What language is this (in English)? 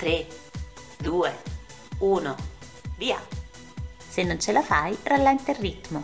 Italian